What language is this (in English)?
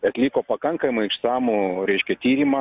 Lithuanian